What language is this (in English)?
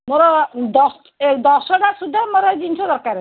Odia